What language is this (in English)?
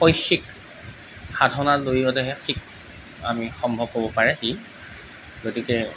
Assamese